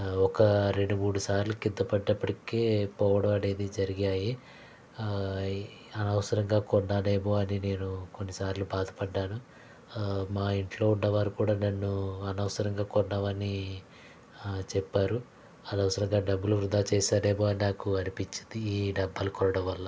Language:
Telugu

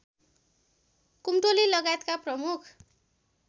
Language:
Nepali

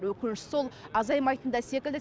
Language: Kazakh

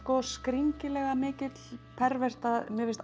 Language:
Icelandic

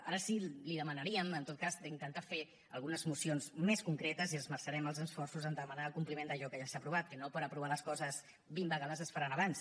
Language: Catalan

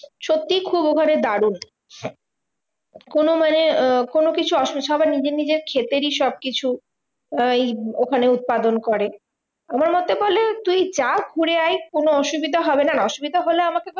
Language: Bangla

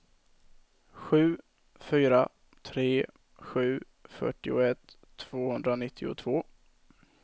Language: Swedish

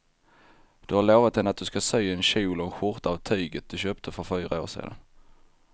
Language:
Swedish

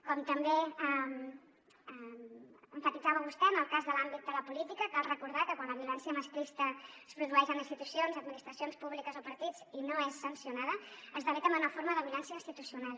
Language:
Catalan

